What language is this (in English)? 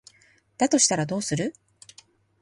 Japanese